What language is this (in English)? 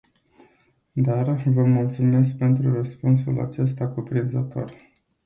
Romanian